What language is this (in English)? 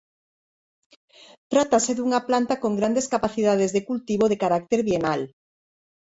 Galician